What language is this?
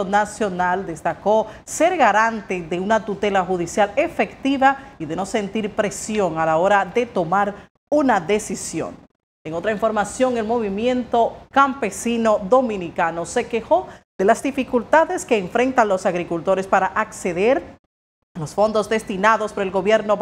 Spanish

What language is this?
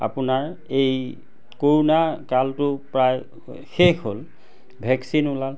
Assamese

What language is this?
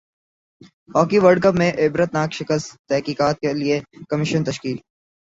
Urdu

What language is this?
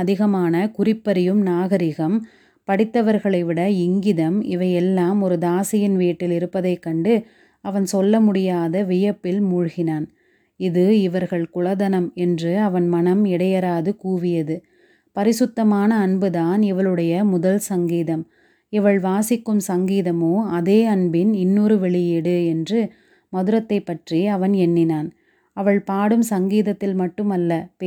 Tamil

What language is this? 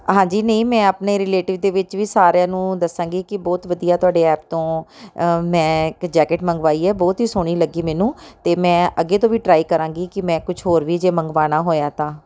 Punjabi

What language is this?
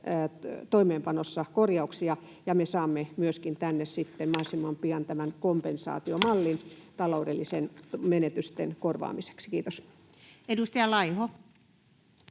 Finnish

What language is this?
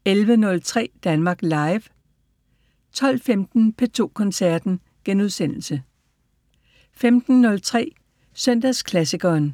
Danish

